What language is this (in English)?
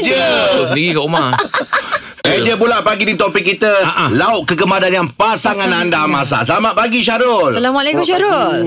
Malay